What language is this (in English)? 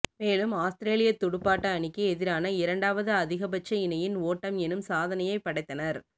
Tamil